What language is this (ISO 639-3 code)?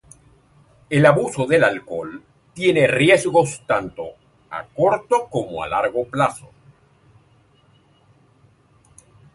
spa